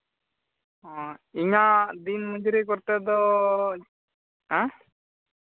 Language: Santali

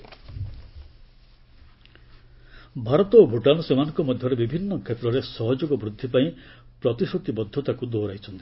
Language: Odia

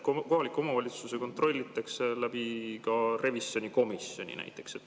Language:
Estonian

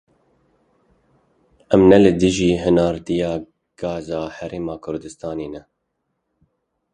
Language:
Kurdish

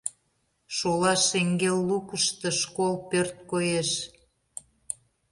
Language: Mari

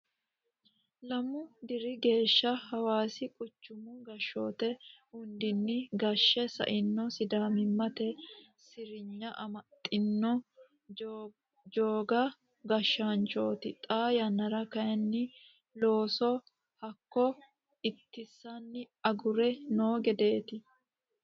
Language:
Sidamo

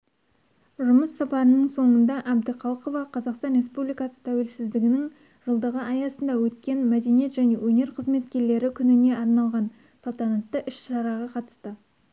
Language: Kazakh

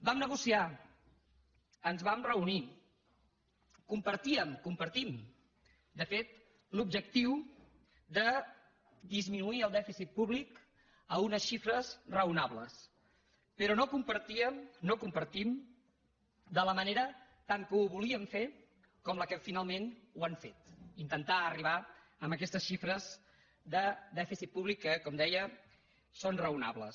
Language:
Catalan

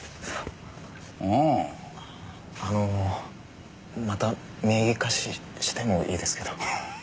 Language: Japanese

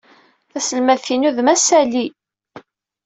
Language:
Kabyle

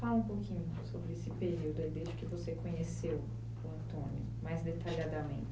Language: Portuguese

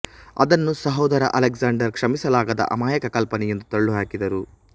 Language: Kannada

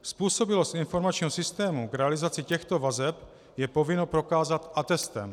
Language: Czech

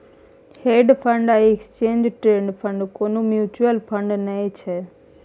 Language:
Maithili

